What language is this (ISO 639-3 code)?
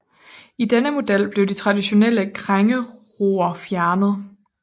dan